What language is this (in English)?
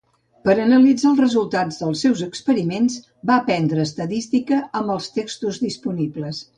Catalan